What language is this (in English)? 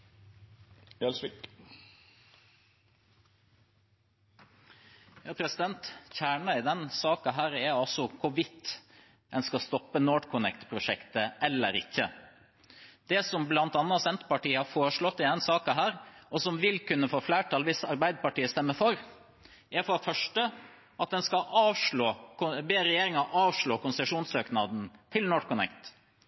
Norwegian